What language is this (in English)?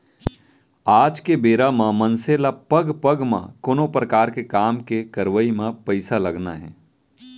Chhattisgarhi